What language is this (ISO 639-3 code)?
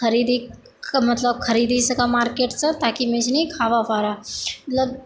mai